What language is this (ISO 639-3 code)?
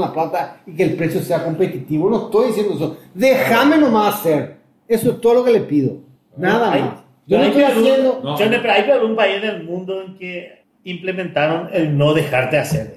spa